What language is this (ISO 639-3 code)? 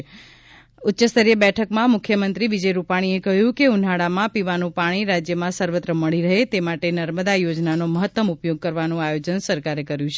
guj